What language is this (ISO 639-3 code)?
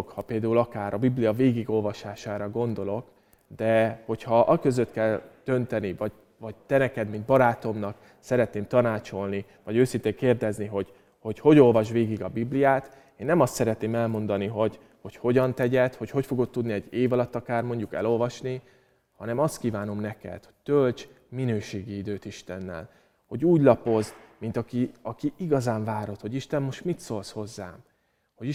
hun